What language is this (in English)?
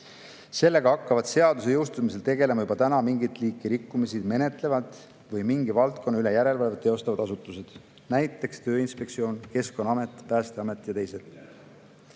Estonian